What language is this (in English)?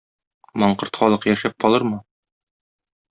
Tatar